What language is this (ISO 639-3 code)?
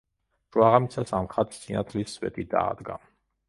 kat